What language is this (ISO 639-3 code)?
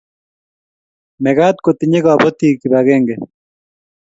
kln